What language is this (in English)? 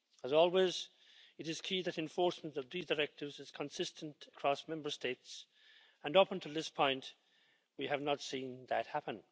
English